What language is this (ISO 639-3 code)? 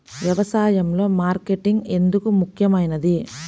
tel